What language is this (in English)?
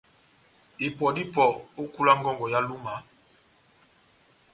Batanga